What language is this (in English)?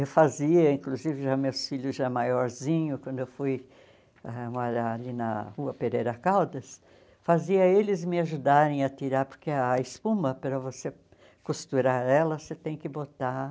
Portuguese